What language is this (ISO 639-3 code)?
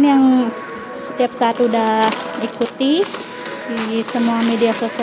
ind